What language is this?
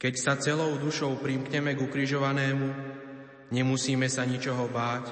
Slovak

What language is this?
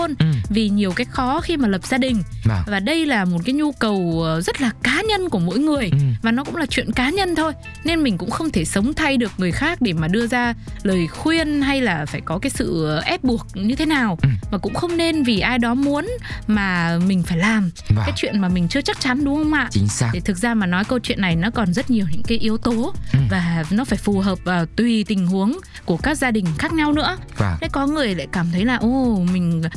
Vietnamese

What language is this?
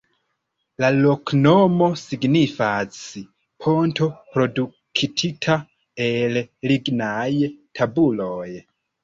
Esperanto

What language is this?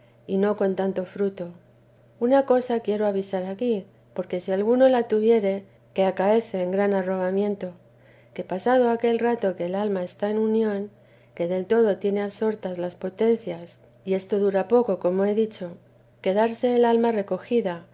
Spanish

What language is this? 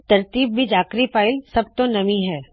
Punjabi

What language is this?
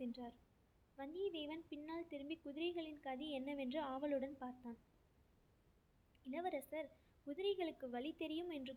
Tamil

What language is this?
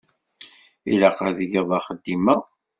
Kabyle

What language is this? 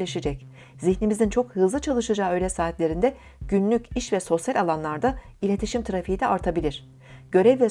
Turkish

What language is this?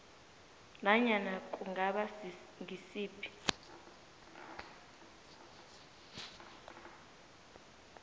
South Ndebele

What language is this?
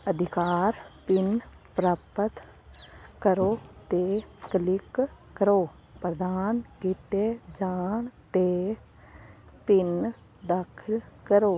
Punjabi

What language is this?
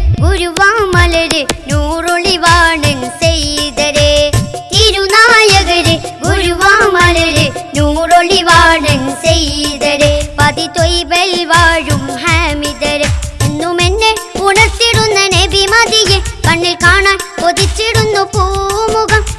Malayalam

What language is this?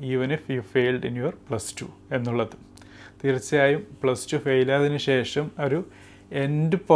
Malayalam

